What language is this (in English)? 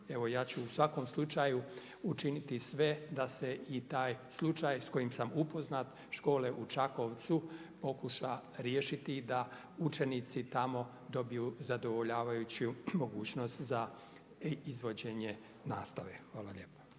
Croatian